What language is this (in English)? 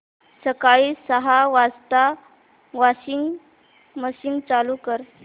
Marathi